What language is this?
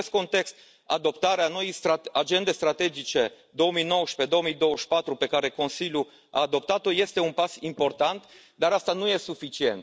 Romanian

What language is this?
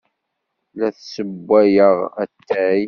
Kabyle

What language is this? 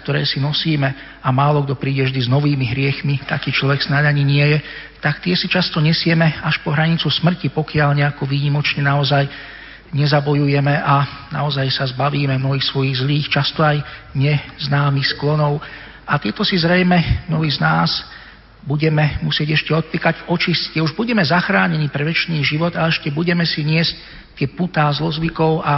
Slovak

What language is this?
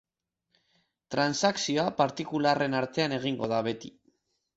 Basque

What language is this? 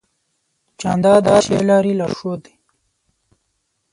Pashto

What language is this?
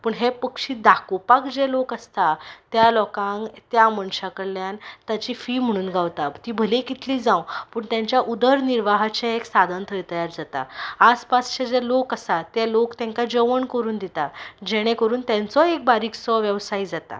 Konkani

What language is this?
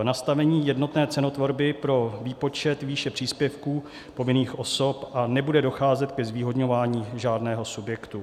Czech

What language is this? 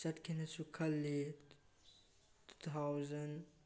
Manipuri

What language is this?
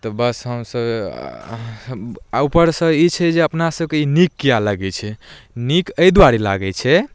Maithili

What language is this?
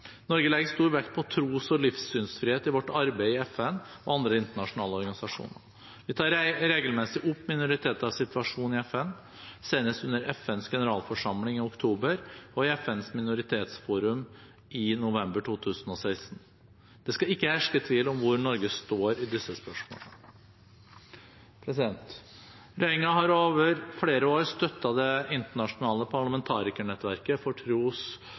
Norwegian Bokmål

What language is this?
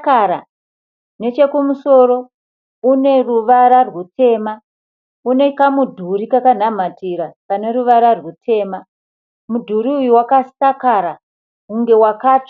Shona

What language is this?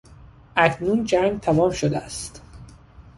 Persian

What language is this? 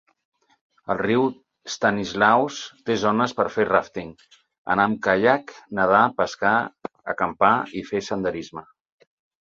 Catalan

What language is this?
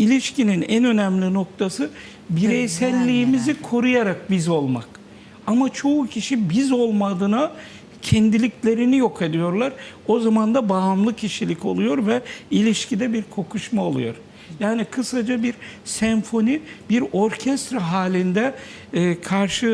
Turkish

